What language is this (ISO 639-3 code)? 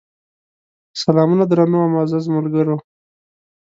pus